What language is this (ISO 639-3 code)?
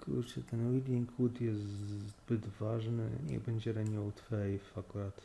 pol